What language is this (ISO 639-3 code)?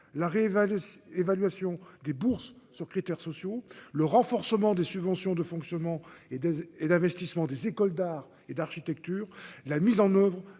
fra